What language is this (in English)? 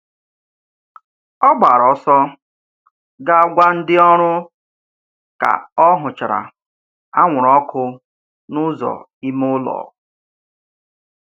Igbo